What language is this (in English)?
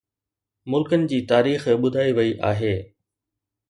Sindhi